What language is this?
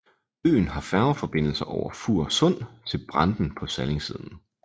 Danish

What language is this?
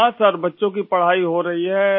Urdu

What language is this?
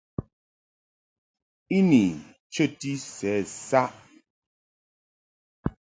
Mungaka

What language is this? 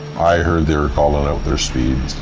English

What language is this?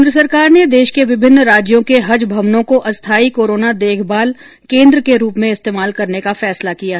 Hindi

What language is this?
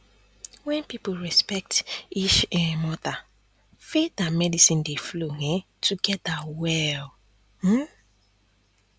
Nigerian Pidgin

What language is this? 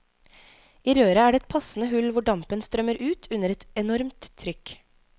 Norwegian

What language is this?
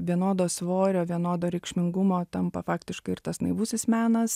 Lithuanian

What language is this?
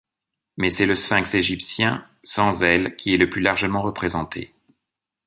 French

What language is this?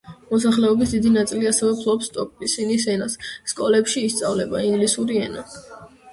Georgian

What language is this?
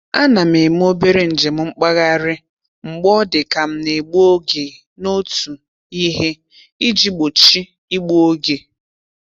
Igbo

